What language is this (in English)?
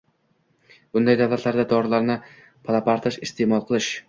Uzbek